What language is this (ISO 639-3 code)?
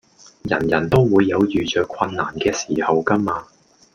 yue